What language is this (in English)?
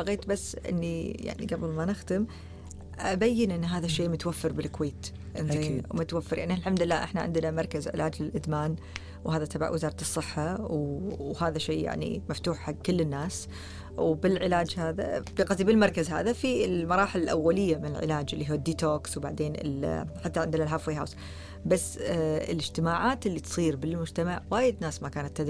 Arabic